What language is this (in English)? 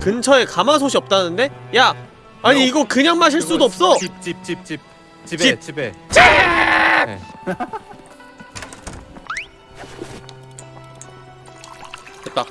Korean